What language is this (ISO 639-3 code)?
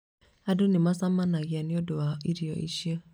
kik